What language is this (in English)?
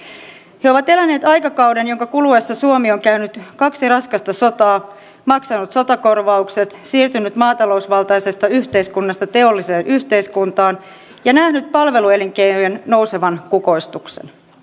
Finnish